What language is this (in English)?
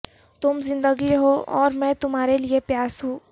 Urdu